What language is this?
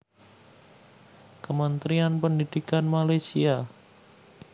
Javanese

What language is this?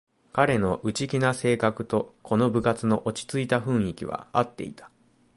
Japanese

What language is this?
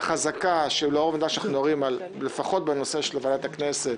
Hebrew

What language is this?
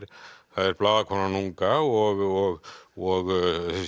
Icelandic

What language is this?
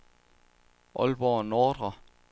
Danish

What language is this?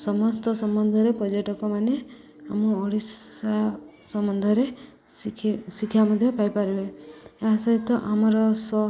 Odia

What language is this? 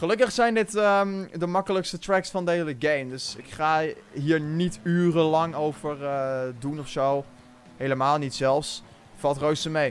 Dutch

